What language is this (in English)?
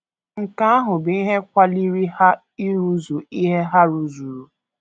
Igbo